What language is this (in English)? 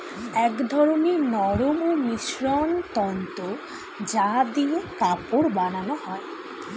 Bangla